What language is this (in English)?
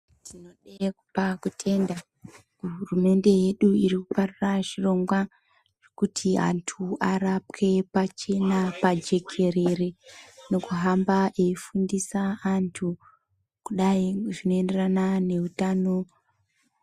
Ndau